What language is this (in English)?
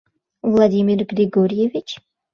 Mari